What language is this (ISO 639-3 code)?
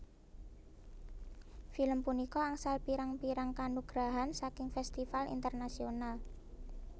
jav